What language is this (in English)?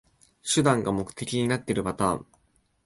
Japanese